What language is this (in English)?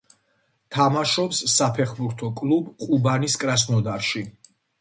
Georgian